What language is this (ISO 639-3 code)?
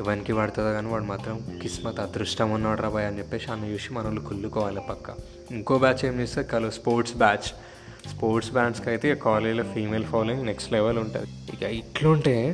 tel